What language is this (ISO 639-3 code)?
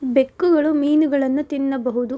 kan